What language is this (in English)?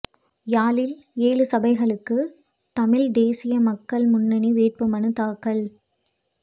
Tamil